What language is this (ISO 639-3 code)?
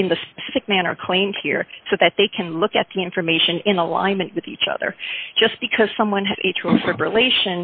eng